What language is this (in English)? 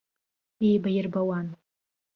Abkhazian